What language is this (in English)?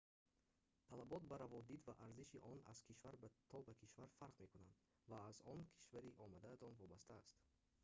Tajik